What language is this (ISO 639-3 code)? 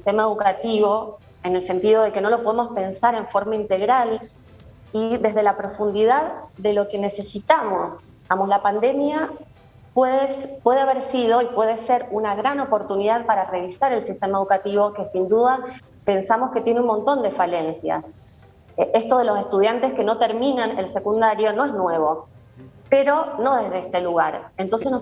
spa